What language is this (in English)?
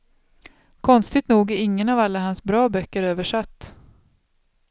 Swedish